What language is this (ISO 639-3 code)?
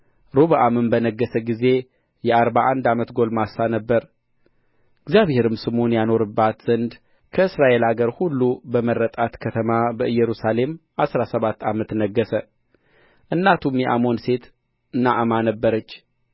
amh